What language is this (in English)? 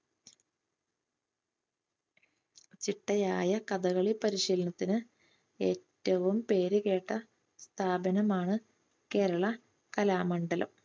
Malayalam